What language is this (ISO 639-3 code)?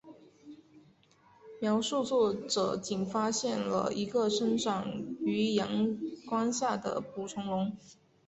zho